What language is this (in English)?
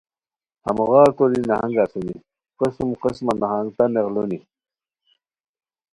Khowar